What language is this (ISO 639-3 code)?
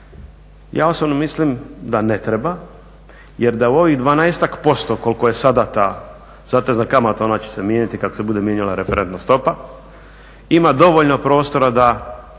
hrv